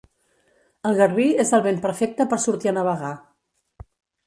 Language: Catalan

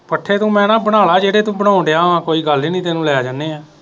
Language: Punjabi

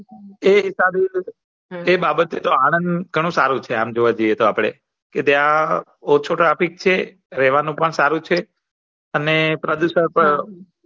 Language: Gujarati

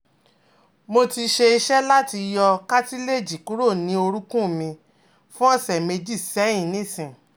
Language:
Yoruba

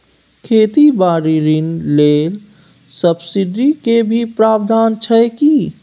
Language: Maithili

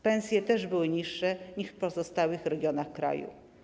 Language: Polish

